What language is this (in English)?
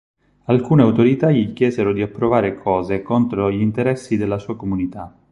Italian